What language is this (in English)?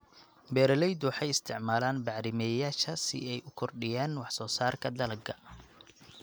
Somali